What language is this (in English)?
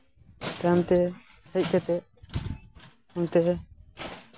Santali